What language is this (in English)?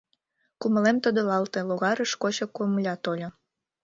Mari